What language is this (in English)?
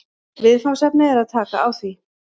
Icelandic